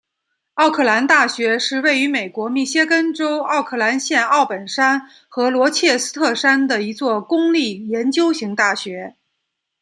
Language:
Chinese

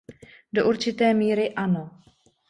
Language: Czech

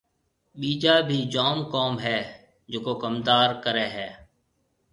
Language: Marwari (Pakistan)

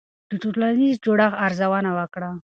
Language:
Pashto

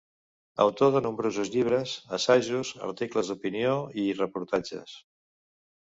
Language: Catalan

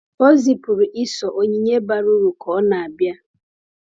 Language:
Igbo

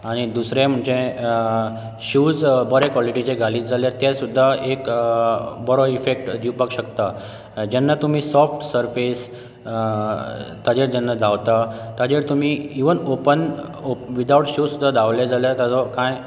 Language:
Konkani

